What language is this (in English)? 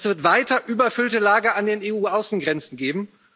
German